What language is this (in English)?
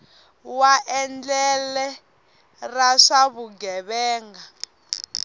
Tsonga